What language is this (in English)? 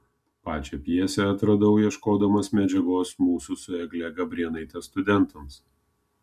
Lithuanian